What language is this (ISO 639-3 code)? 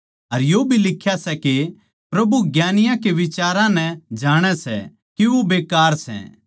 bgc